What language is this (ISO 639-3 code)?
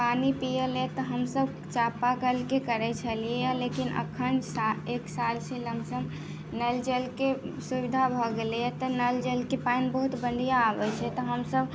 mai